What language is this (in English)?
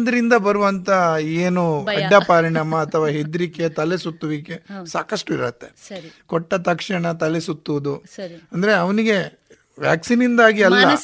Kannada